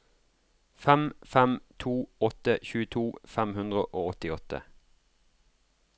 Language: Norwegian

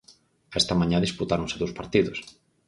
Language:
Galician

